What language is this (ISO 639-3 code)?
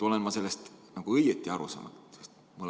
est